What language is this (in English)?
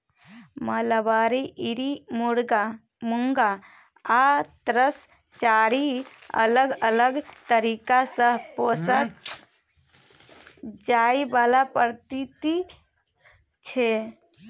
Maithili